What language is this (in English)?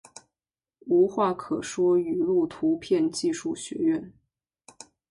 Chinese